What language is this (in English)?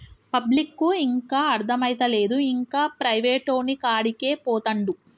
Telugu